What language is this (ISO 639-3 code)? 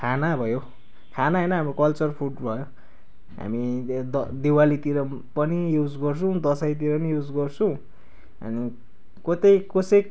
nep